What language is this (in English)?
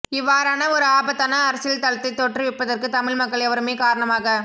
Tamil